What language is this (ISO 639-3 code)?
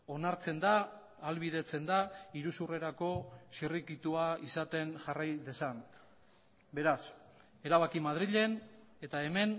eus